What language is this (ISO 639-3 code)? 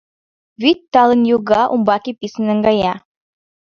chm